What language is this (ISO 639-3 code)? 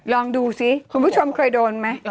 tha